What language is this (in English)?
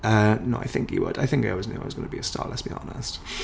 Welsh